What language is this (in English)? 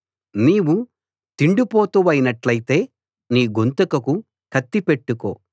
Telugu